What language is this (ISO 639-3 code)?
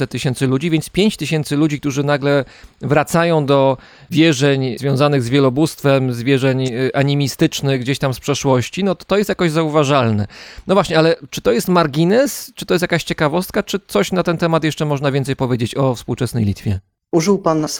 pol